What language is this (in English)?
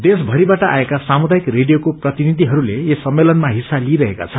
Nepali